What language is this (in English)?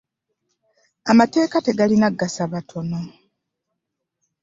Ganda